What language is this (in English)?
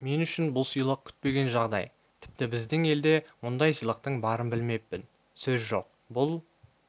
Kazakh